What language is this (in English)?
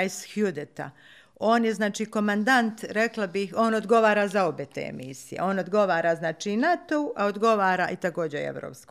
Croatian